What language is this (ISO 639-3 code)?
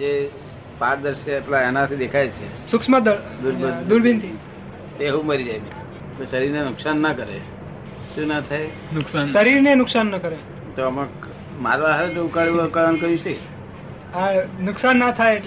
guj